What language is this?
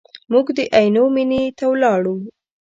Pashto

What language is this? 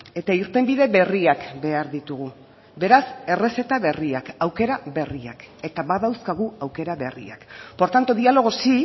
Basque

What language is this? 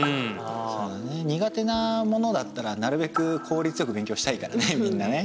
Japanese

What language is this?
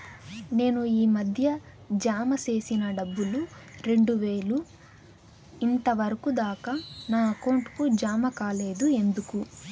Telugu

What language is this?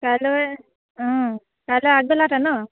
Assamese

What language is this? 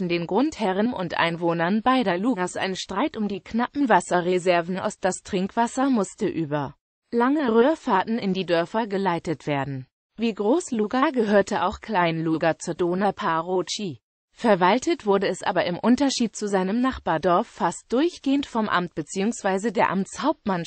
German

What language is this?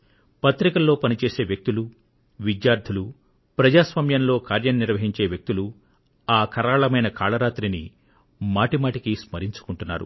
Telugu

